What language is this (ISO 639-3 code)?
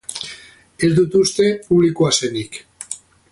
eus